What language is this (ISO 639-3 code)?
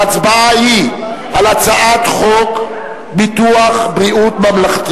heb